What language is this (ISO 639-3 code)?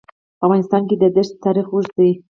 pus